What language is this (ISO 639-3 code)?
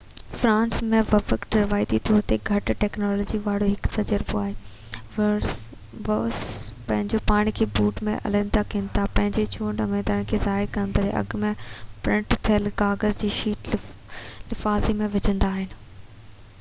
snd